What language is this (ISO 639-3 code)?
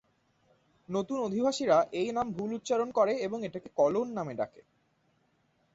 ben